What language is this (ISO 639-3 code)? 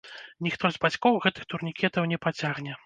bel